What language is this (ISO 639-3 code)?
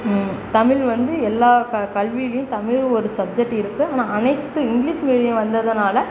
tam